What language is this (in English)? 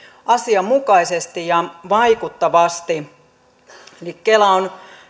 Finnish